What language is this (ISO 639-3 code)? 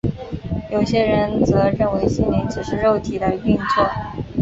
zho